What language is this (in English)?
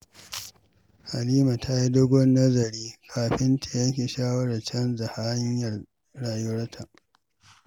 Hausa